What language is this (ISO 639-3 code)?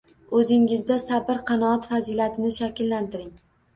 uzb